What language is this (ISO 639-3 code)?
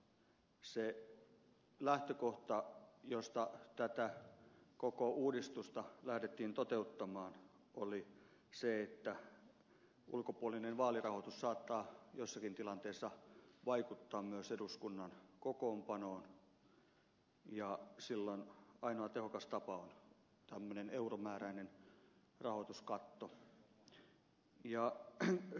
fin